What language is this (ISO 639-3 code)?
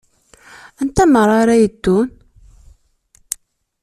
kab